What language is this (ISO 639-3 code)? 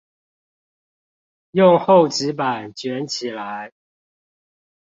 zho